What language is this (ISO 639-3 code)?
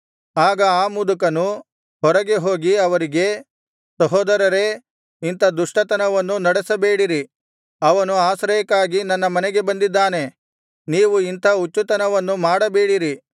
kan